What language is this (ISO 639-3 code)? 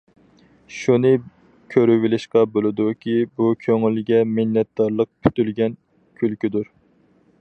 uig